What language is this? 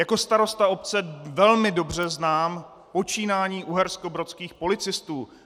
Czech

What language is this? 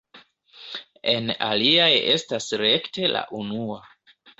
Esperanto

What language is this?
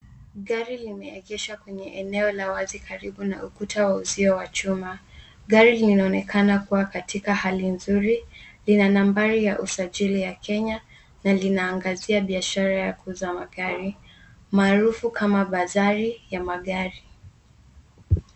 Swahili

